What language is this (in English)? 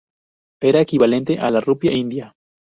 Spanish